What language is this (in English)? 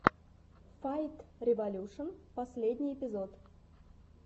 Russian